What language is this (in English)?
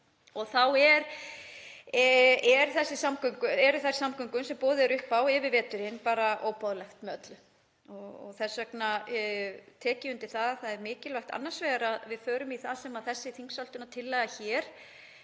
Icelandic